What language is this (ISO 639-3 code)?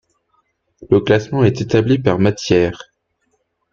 fra